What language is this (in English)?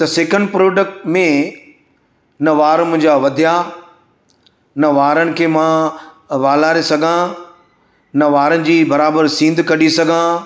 Sindhi